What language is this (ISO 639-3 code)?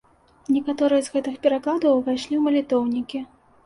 bel